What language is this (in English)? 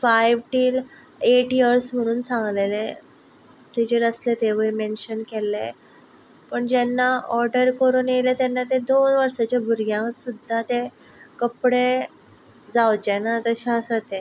Konkani